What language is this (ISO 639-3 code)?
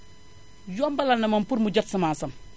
wol